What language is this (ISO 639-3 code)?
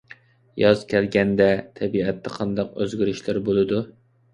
uig